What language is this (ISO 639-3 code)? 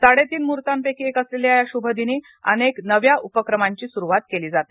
mar